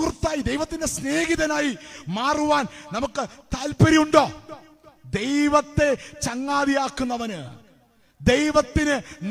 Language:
Malayalam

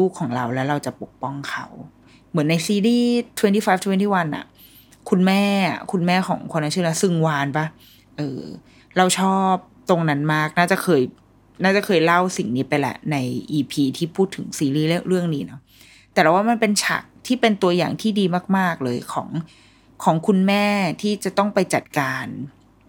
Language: Thai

